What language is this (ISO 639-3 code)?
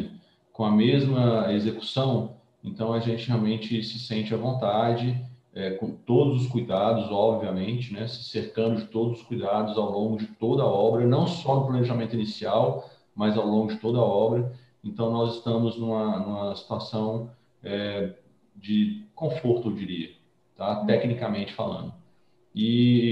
por